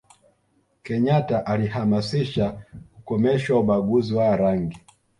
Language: Swahili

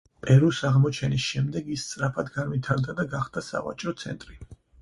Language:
Georgian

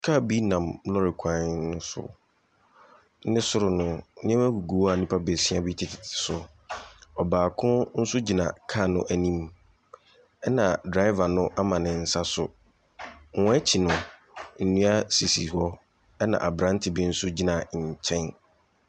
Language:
Akan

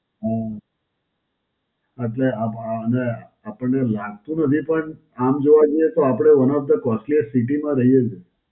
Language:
Gujarati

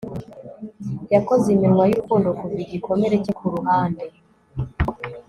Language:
Kinyarwanda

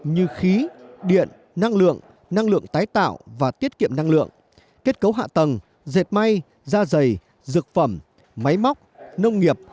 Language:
Vietnamese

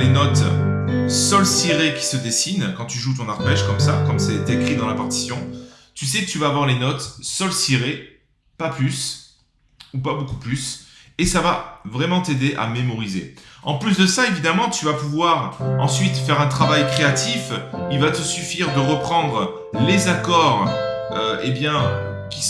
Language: French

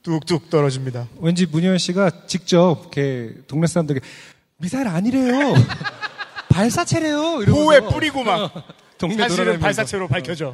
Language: Korean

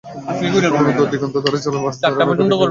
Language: Bangla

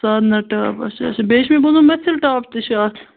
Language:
Kashmiri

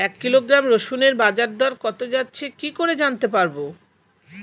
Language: Bangla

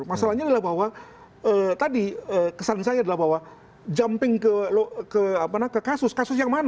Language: Indonesian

